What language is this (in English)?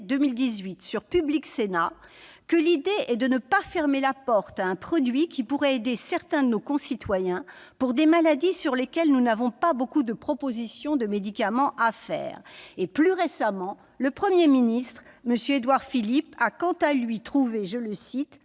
French